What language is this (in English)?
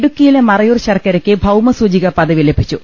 Malayalam